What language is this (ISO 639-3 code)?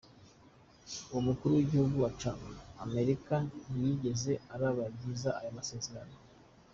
kin